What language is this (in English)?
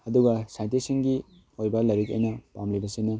Manipuri